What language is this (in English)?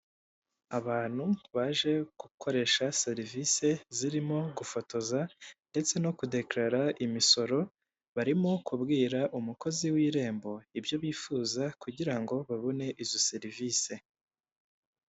Kinyarwanda